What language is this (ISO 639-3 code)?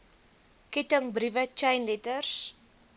afr